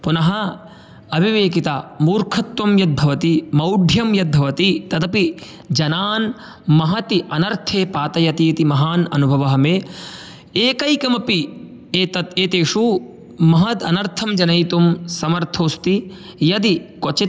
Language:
Sanskrit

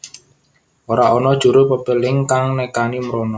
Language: Javanese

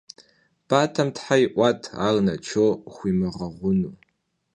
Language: Kabardian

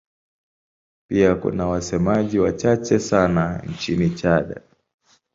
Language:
Swahili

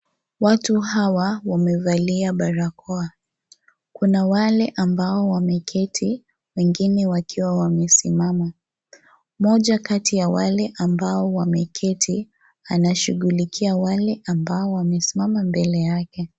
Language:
Swahili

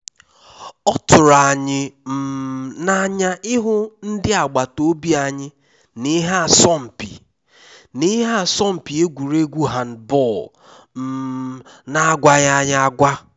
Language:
Igbo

